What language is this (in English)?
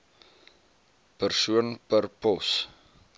Afrikaans